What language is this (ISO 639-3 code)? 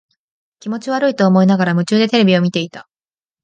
jpn